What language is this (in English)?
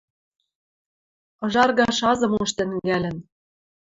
Western Mari